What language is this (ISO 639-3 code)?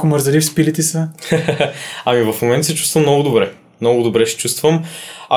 bul